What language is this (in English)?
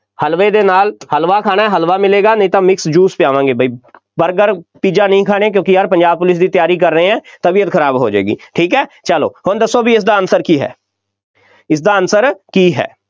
Punjabi